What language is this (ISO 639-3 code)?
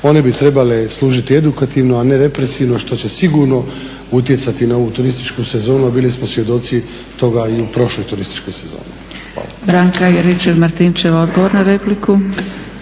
hrv